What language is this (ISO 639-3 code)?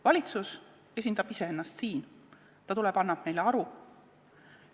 est